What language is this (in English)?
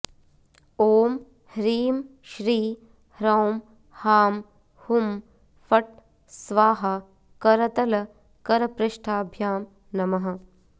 Sanskrit